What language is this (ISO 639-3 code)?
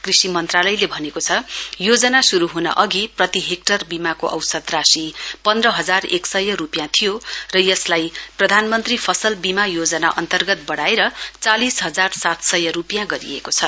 nep